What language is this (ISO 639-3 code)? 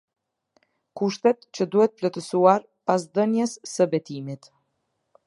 sqi